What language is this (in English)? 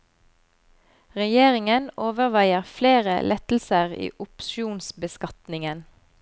Norwegian